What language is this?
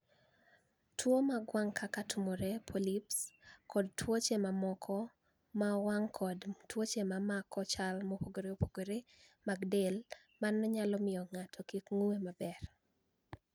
Luo (Kenya and Tanzania)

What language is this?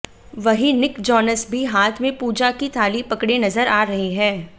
Hindi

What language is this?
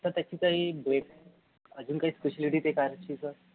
Marathi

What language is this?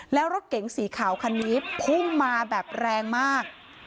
Thai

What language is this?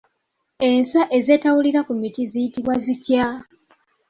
Ganda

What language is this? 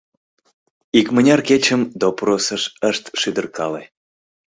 Mari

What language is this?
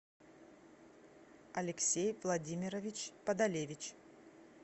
Russian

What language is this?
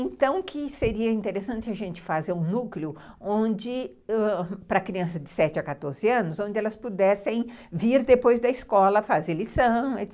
Portuguese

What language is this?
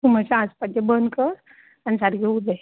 Konkani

